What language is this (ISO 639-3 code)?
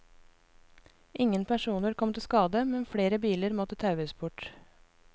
nor